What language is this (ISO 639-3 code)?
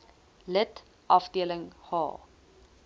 afr